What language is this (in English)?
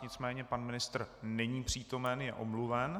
Czech